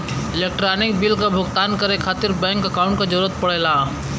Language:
Bhojpuri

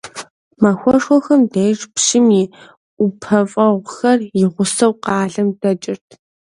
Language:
Kabardian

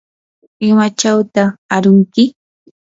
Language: Yanahuanca Pasco Quechua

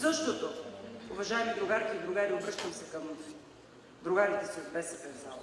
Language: Spanish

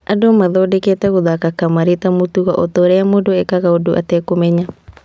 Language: Kikuyu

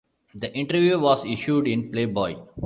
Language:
English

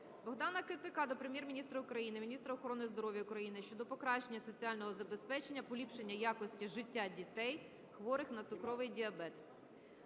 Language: Ukrainian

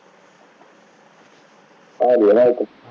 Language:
Punjabi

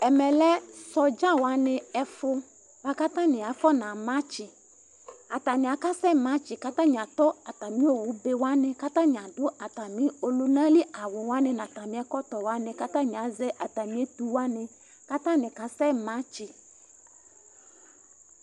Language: Ikposo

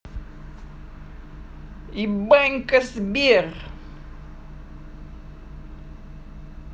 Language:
Russian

